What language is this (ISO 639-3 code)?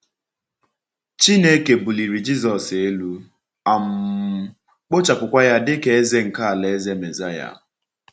ibo